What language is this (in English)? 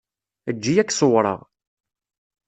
Kabyle